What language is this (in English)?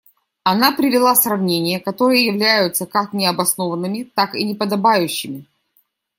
Russian